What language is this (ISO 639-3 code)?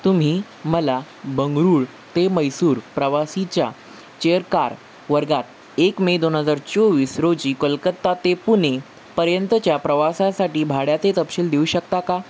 mar